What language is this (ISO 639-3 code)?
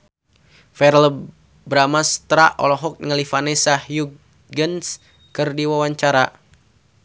sun